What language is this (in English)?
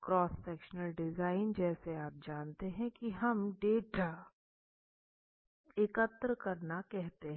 Hindi